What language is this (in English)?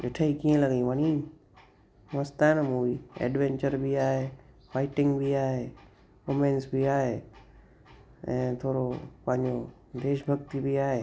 Sindhi